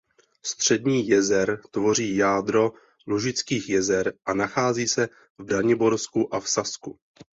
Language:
Czech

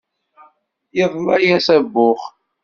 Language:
Kabyle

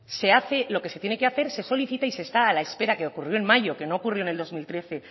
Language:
Spanish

